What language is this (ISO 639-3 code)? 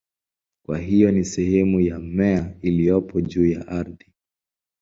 swa